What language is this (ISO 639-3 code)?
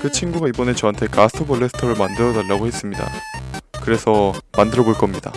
kor